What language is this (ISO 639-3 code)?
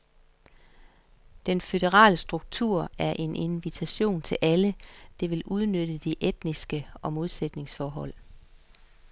dan